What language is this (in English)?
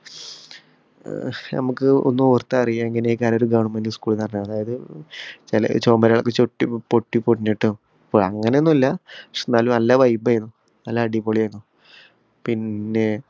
Malayalam